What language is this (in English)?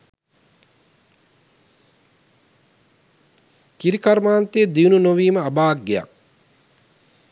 Sinhala